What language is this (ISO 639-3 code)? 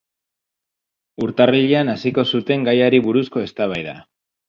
eus